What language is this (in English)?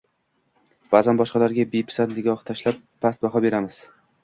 Uzbek